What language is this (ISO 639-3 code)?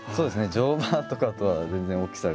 jpn